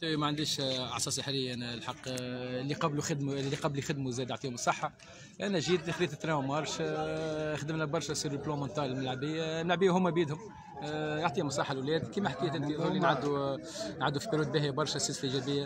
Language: Arabic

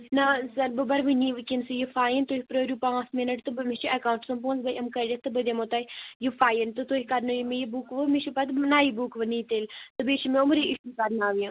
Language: Kashmiri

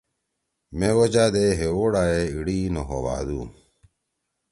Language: Torwali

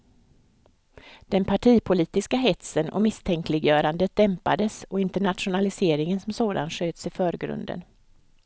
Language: Swedish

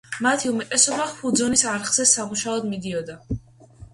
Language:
Georgian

